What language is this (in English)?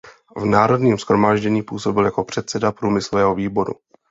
Czech